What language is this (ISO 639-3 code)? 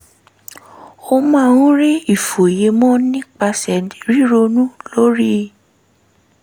yor